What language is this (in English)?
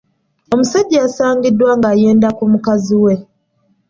Ganda